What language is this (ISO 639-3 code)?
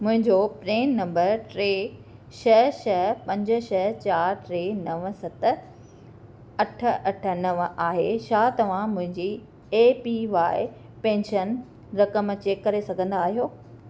snd